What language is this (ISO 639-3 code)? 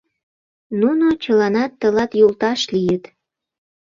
chm